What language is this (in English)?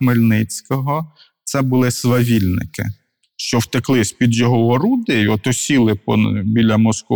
Ukrainian